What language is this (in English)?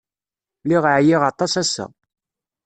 Kabyle